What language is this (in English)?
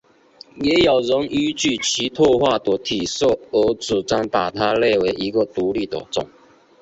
Chinese